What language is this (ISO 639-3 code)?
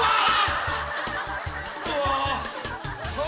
jpn